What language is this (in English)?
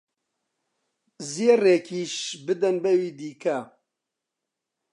Central Kurdish